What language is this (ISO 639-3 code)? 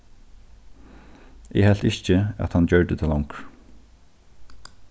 fao